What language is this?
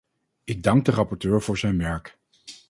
Dutch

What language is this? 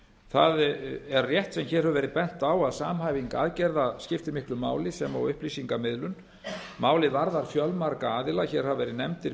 Icelandic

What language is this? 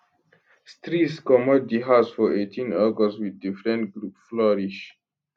Nigerian Pidgin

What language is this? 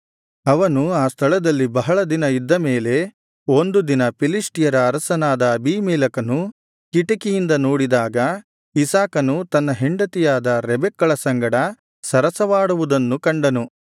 Kannada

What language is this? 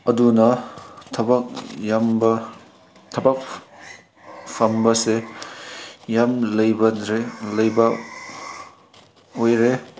Manipuri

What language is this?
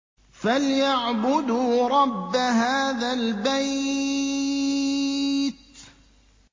Arabic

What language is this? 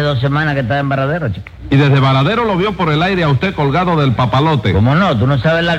Spanish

